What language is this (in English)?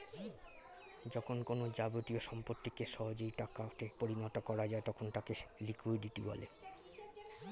Bangla